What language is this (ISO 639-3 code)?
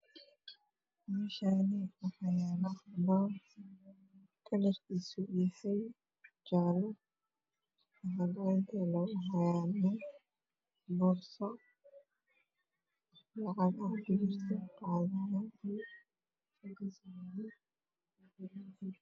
som